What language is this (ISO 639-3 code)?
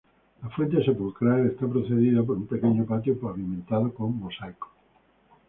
spa